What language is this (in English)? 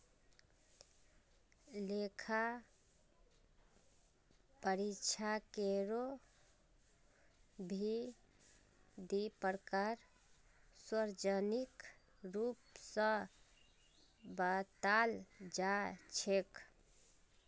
Magahi